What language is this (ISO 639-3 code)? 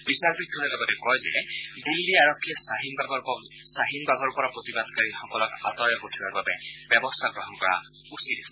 asm